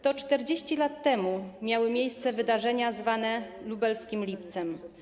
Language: Polish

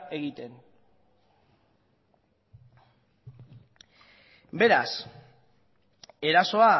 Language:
Basque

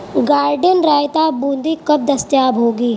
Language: Urdu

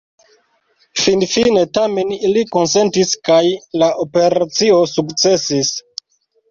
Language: Esperanto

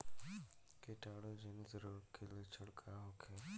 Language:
Bhojpuri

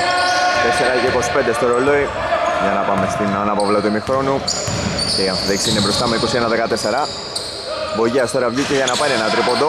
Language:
Greek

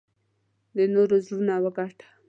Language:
Pashto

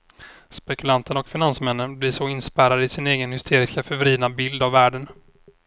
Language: Swedish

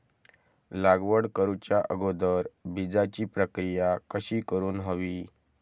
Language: Marathi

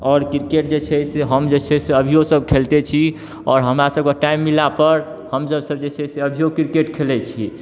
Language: Maithili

